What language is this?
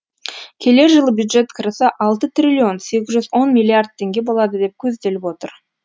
Kazakh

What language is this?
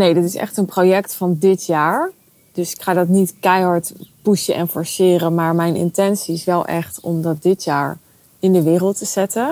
Dutch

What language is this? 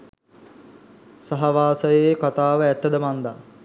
Sinhala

